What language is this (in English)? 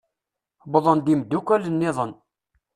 Kabyle